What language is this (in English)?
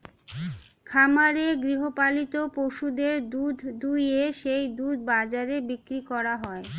Bangla